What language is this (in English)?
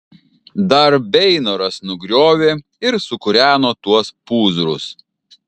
Lithuanian